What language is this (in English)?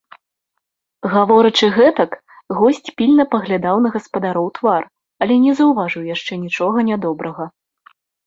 Belarusian